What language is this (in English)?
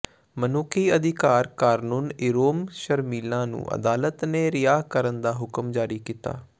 Punjabi